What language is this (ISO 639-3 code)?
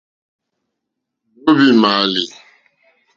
bri